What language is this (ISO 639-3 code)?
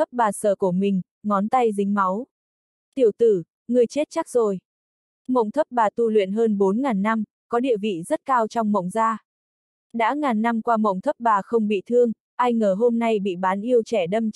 vie